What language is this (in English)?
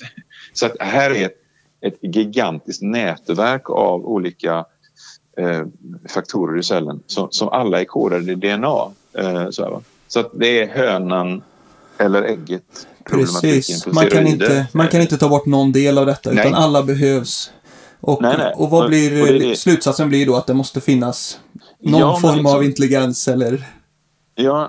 Swedish